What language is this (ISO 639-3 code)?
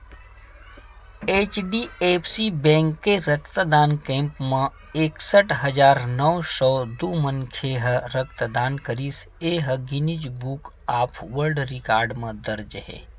hne